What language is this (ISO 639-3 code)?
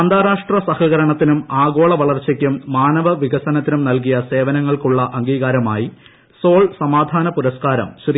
mal